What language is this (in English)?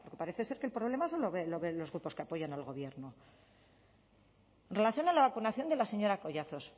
Spanish